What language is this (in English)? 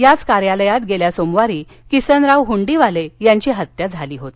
Marathi